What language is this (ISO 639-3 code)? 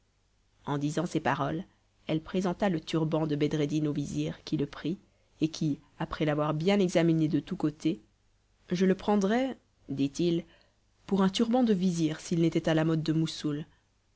fra